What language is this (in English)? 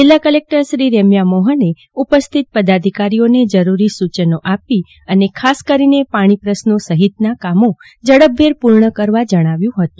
Gujarati